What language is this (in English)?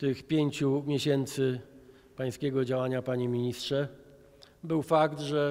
Polish